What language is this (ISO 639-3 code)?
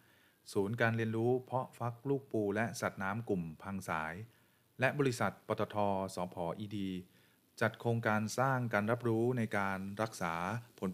tha